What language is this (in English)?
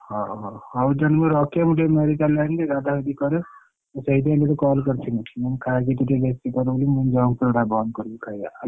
Odia